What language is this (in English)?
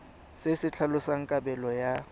Tswana